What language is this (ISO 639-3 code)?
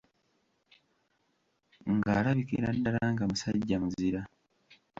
lug